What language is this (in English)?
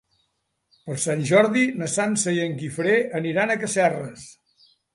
Catalan